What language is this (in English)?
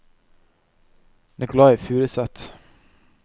Norwegian